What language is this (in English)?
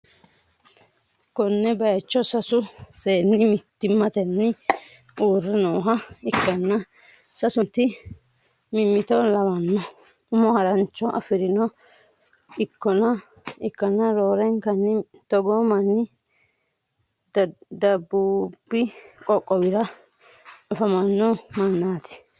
Sidamo